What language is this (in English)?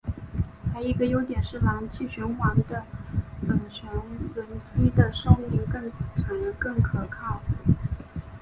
Chinese